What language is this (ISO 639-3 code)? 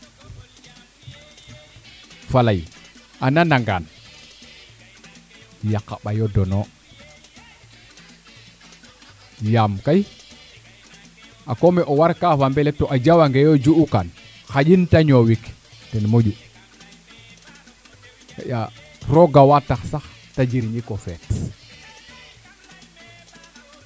srr